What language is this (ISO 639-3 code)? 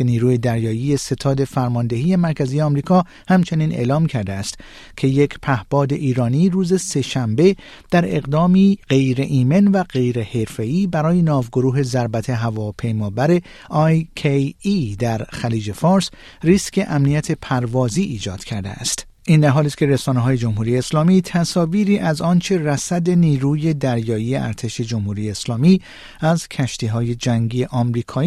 fas